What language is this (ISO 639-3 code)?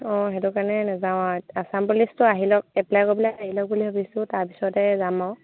asm